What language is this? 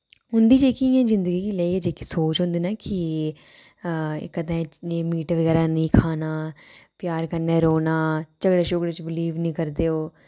Dogri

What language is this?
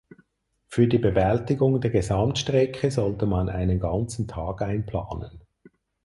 German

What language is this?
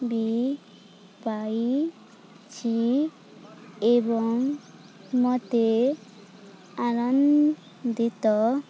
Odia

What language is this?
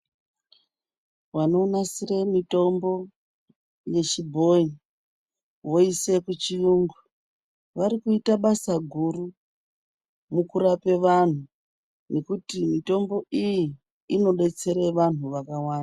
Ndau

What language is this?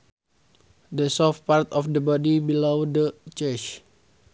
Sundanese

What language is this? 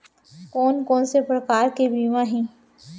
Chhattisgarhi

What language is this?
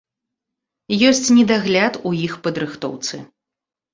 Belarusian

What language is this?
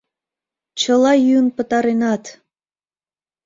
Mari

